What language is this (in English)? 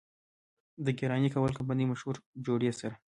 Pashto